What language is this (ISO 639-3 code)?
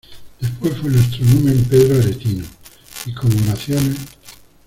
spa